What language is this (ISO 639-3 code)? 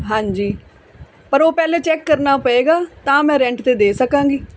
pan